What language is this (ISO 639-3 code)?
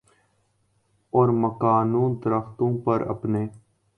urd